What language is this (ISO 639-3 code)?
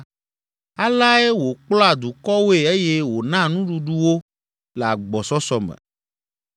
ewe